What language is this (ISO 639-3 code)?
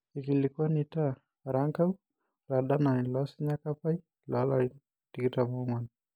mas